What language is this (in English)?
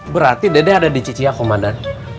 Indonesian